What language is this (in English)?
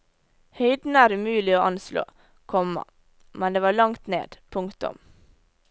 Norwegian